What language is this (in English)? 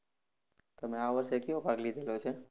Gujarati